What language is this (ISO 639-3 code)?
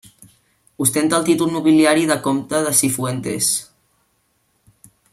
cat